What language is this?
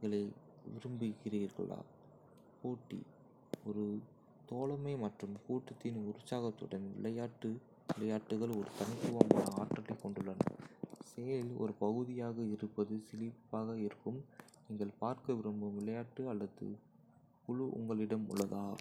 Kota (India)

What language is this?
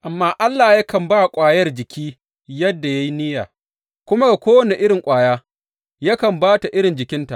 Hausa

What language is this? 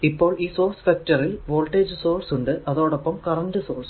Malayalam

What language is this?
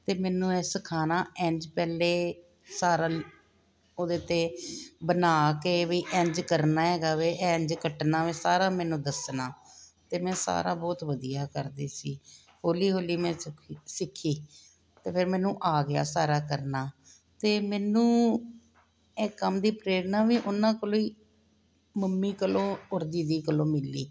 Punjabi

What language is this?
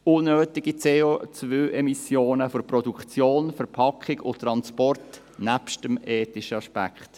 Swiss German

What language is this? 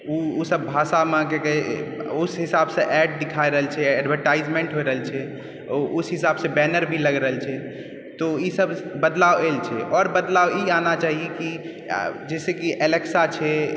Maithili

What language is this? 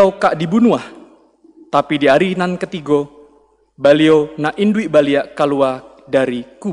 Indonesian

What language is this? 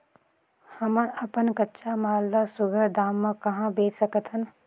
Chhattisgarhi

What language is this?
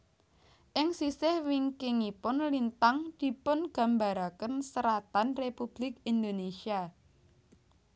Javanese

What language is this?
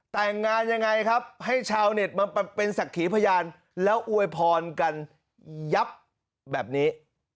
Thai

